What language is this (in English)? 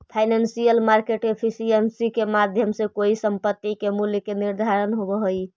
Magahi